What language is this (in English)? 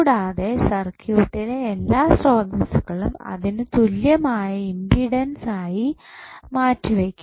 Malayalam